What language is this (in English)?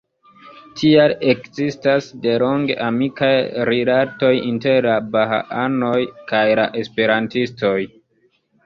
Esperanto